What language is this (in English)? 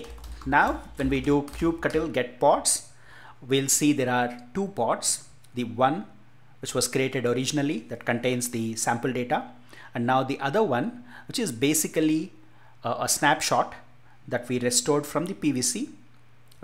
English